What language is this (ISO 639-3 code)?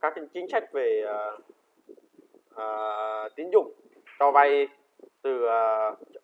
vie